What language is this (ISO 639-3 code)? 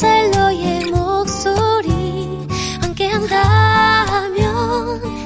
kor